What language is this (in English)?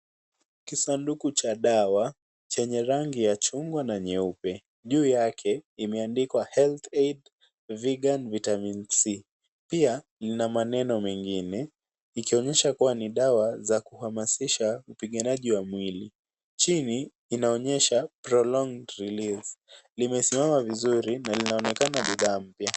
Swahili